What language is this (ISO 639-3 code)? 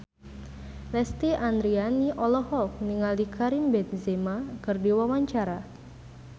sun